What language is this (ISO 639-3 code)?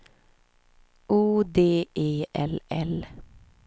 swe